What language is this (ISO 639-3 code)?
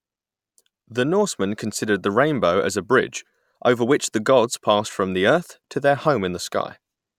eng